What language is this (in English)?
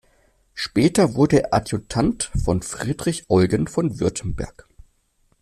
German